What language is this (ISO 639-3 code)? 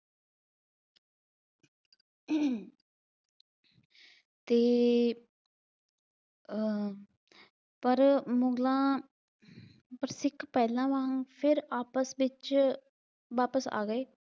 pan